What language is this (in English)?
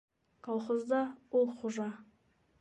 Bashkir